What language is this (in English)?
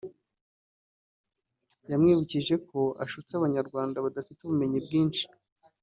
Kinyarwanda